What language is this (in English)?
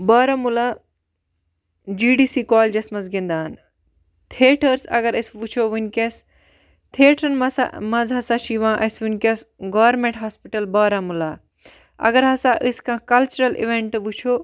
Kashmiri